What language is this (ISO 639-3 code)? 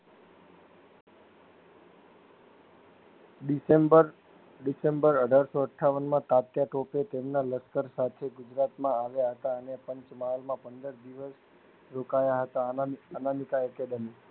guj